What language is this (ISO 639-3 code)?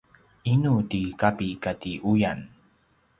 pwn